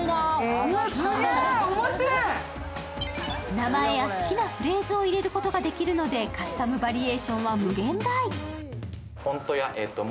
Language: Japanese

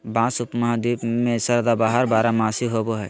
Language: Magahi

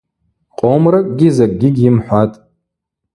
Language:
Abaza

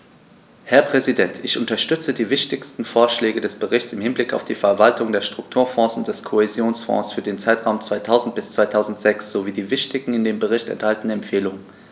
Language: German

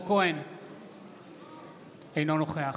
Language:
Hebrew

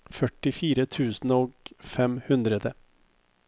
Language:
Norwegian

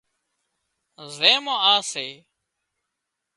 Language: Wadiyara Koli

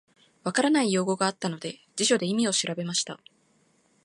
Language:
Japanese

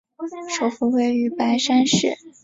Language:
Chinese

